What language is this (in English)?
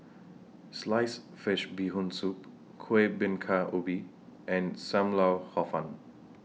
English